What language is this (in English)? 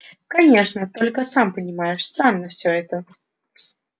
Russian